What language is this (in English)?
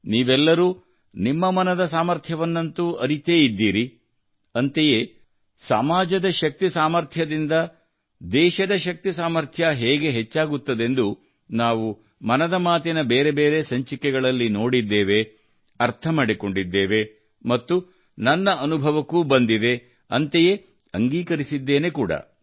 Kannada